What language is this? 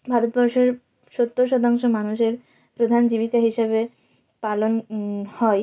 Bangla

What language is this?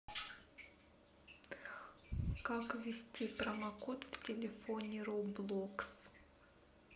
Russian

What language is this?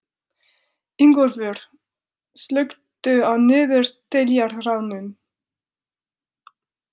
Icelandic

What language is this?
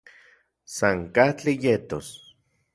Central Puebla Nahuatl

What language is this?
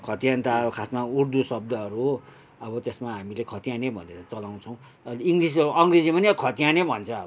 Nepali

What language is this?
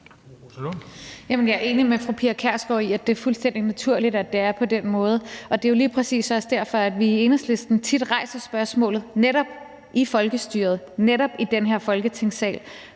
Danish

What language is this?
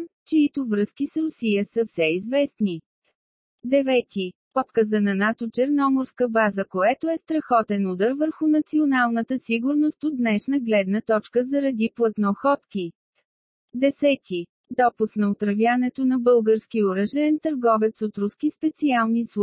Bulgarian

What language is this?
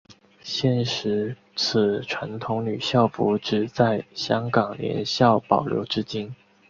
Chinese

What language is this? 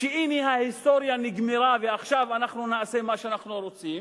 Hebrew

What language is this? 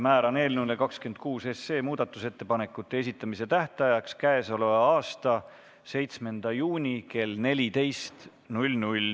Estonian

